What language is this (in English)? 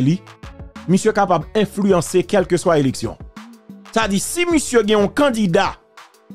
French